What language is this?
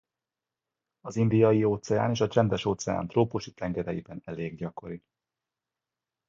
Hungarian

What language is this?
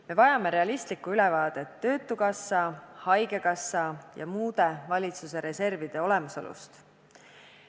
Estonian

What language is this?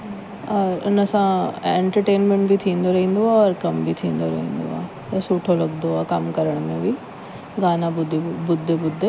Sindhi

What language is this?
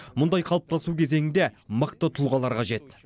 Kazakh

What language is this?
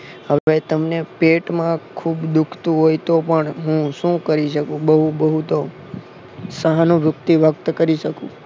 Gujarati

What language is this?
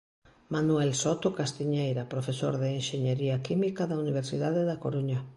Galician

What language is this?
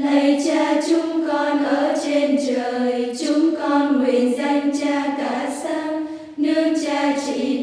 Vietnamese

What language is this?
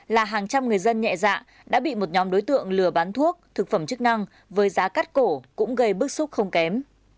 Vietnamese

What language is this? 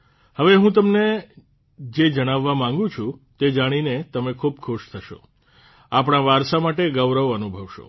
Gujarati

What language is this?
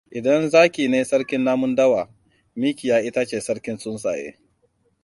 Hausa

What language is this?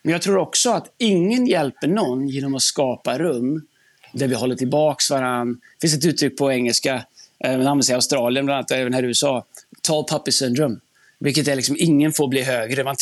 Swedish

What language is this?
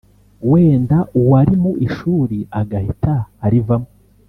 Kinyarwanda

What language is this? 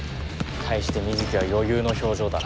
Japanese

